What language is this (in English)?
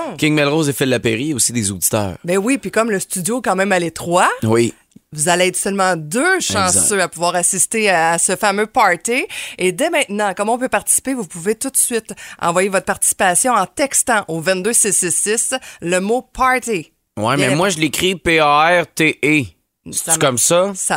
French